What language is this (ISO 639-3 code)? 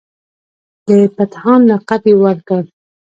pus